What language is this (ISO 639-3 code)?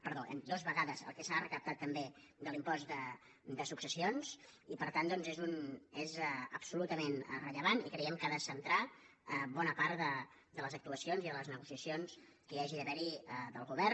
cat